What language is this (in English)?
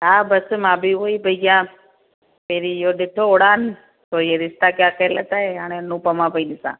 Sindhi